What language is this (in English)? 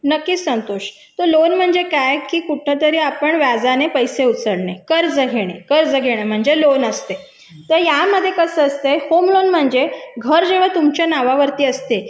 Marathi